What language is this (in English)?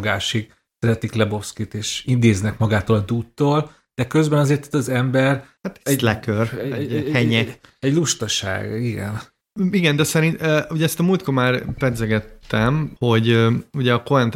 Hungarian